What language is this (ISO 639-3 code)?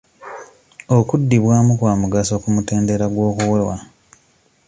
lug